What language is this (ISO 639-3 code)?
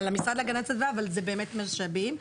heb